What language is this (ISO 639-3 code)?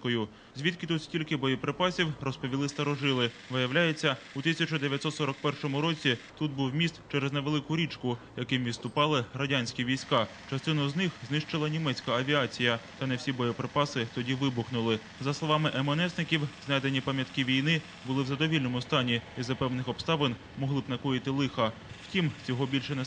ukr